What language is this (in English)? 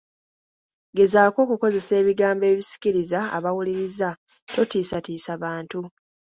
Ganda